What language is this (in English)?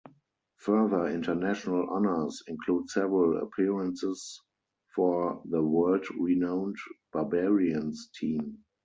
English